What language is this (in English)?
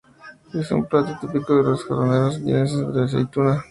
Spanish